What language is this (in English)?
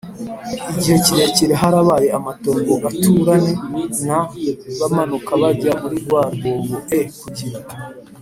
Kinyarwanda